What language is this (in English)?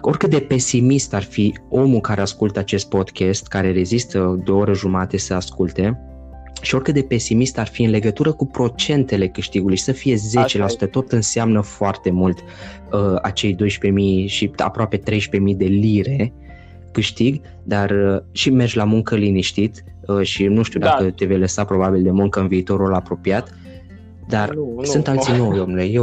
Romanian